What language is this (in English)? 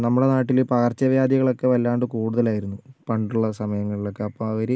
Malayalam